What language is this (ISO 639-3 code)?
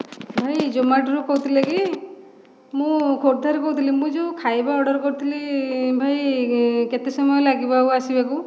ori